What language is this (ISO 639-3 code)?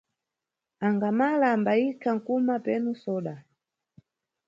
nyu